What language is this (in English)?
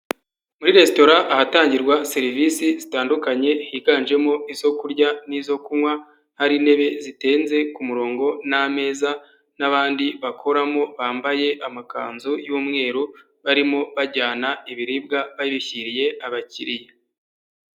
Kinyarwanda